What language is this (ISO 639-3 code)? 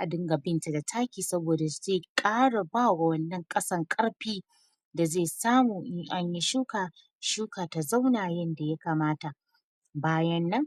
hau